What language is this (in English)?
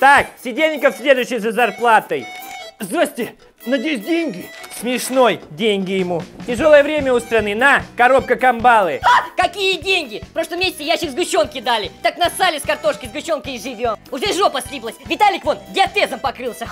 Russian